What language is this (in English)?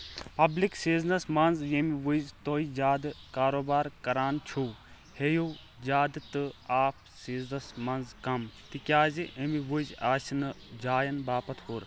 Kashmiri